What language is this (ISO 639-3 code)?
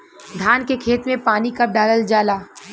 bho